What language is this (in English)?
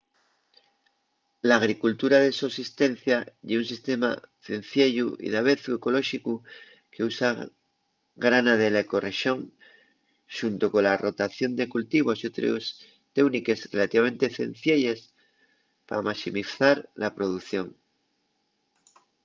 Asturian